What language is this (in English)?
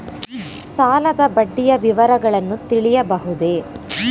Kannada